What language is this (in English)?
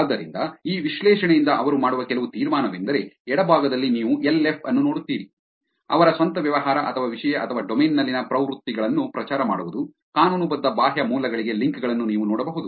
Kannada